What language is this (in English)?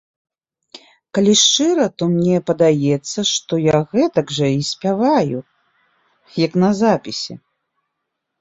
Belarusian